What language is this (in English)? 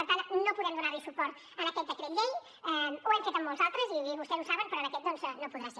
Catalan